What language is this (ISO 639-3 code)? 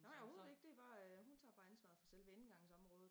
dan